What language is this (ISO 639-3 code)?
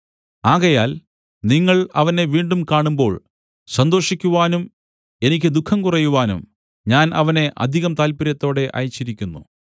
mal